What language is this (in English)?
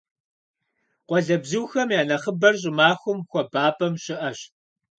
Kabardian